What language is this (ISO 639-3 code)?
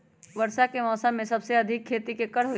mag